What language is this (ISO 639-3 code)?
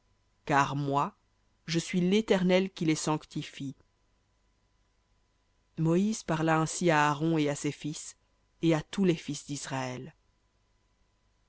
fra